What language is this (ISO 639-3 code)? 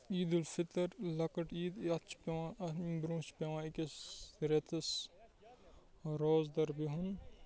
kas